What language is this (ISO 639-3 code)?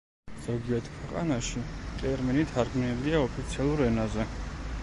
kat